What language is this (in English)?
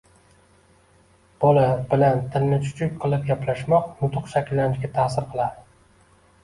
Uzbek